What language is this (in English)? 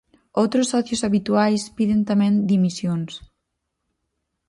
Galician